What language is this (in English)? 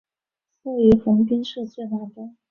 Chinese